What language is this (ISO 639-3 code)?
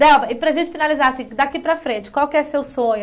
por